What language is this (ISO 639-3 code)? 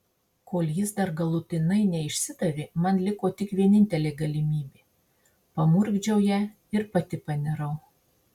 lit